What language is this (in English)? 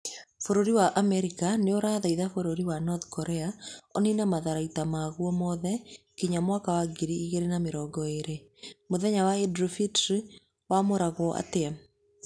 Kikuyu